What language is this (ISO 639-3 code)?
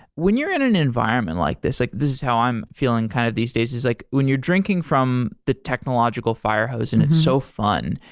eng